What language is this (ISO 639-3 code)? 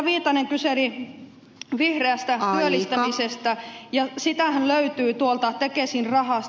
fin